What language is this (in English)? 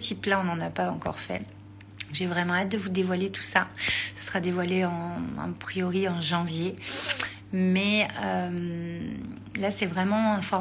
French